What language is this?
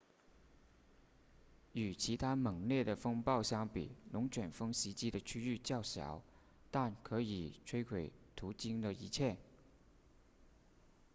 Chinese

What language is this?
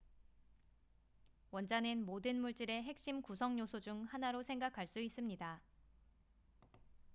Korean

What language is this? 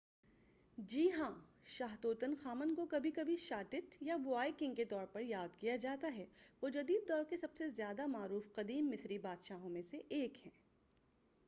Urdu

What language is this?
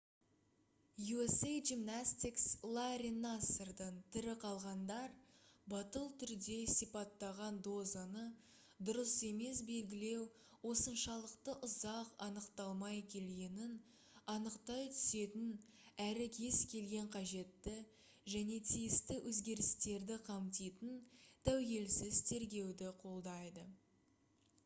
Kazakh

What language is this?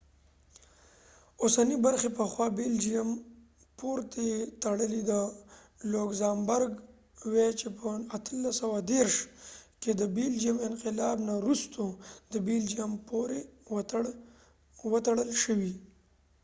Pashto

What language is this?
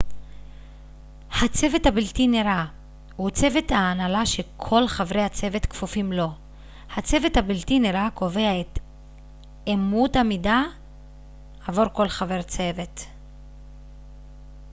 Hebrew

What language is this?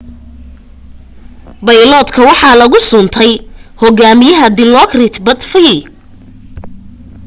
Somali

